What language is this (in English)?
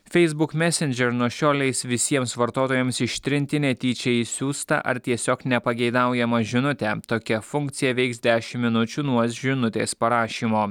Lithuanian